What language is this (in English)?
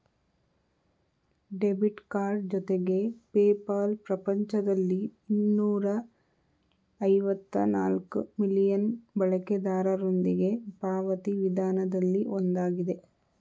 Kannada